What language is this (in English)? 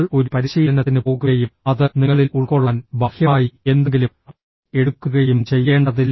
Malayalam